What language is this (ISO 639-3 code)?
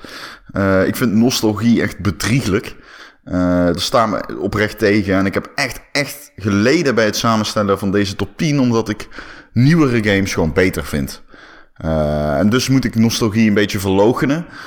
nld